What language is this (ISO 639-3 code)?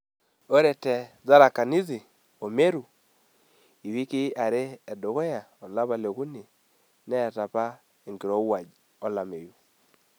mas